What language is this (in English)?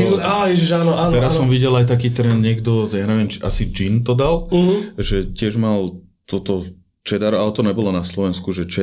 Slovak